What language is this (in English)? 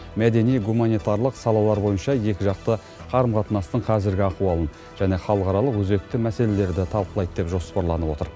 Kazakh